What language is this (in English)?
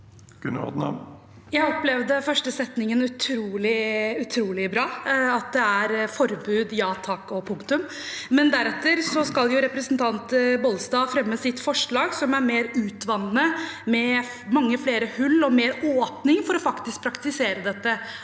Norwegian